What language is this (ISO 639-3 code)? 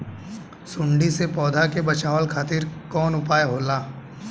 bho